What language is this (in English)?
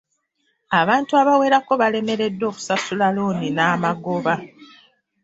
Ganda